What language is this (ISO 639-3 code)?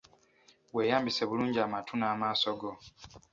lug